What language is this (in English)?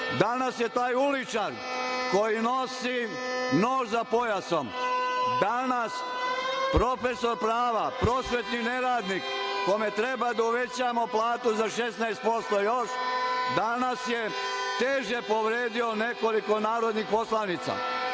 Serbian